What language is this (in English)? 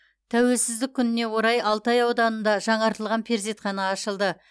Kazakh